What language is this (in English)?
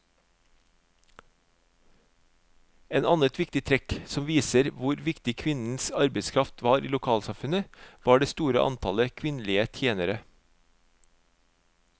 Norwegian